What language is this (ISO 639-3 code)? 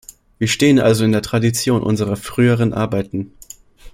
deu